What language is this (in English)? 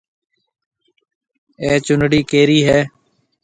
Marwari (Pakistan)